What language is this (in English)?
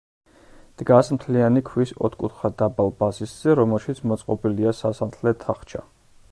Georgian